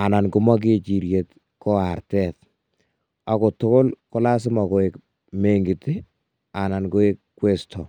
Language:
Kalenjin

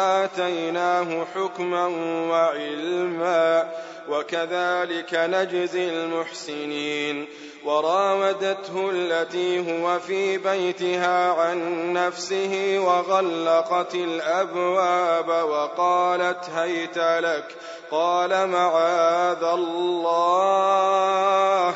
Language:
Arabic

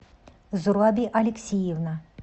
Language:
Russian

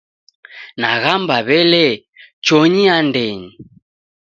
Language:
Taita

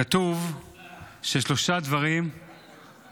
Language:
Hebrew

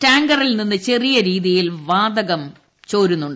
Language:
Malayalam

